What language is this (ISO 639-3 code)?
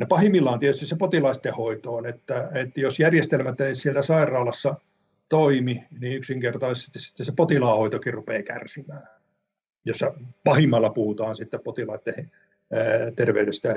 fin